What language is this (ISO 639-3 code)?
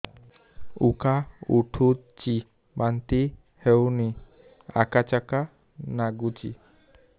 ori